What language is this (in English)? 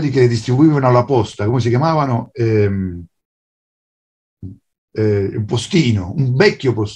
Italian